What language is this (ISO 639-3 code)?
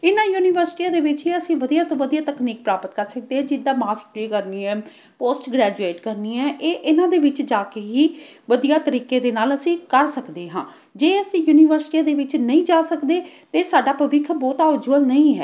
pan